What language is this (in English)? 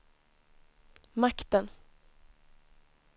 Swedish